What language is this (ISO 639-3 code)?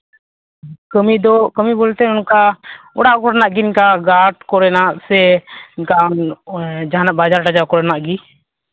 sat